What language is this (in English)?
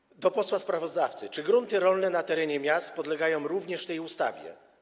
Polish